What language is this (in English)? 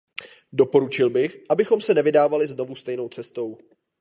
Czech